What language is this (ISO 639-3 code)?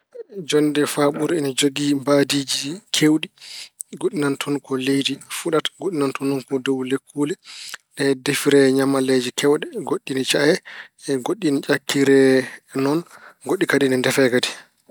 ful